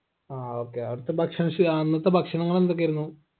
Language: Malayalam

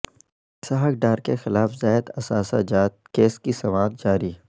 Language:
Urdu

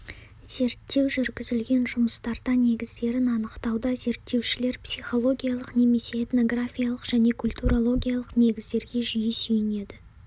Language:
Kazakh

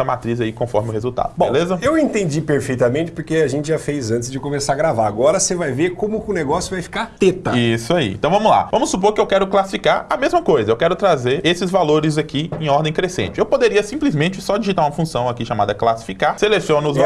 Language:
Portuguese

